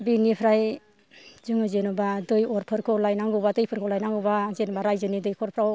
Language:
Bodo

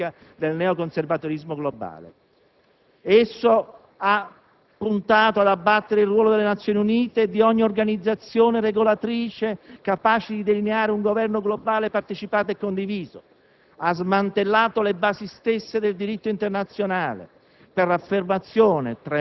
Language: Italian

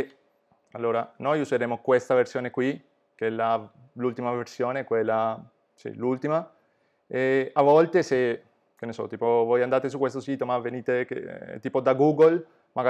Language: Italian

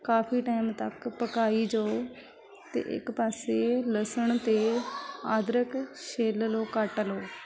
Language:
Punjabi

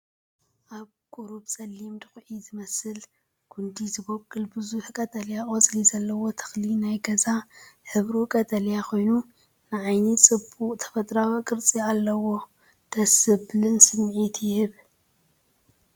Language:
Tigrinya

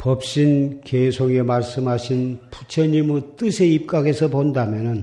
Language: Korean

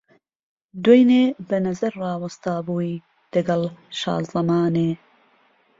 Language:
Central Kurdish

